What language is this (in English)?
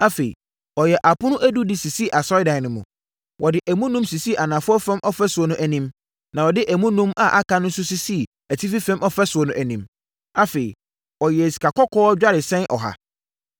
Akan